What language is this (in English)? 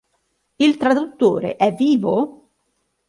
Italian